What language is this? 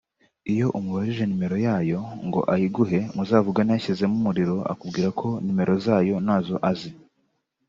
Kinyarwanda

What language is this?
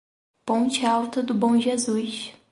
Portuguese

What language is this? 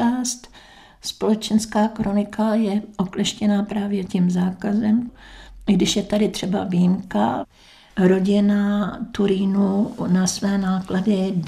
Czech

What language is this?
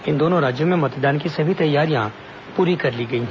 Hindi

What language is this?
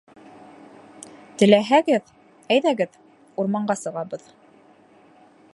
Bashkir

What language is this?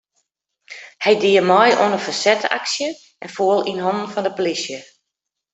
Western Frisian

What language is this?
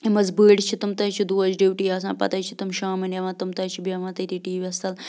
Kashmiri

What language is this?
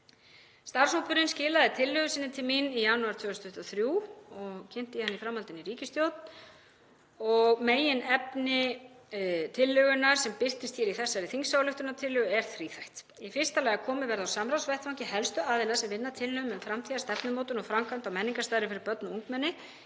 Icelandic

